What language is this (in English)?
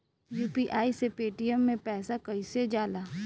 Bhojpuri